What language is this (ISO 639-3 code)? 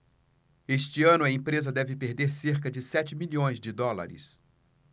por